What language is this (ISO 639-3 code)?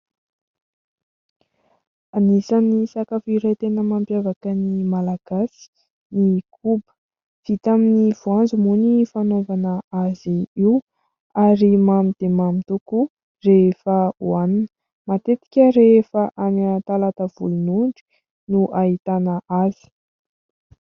mlg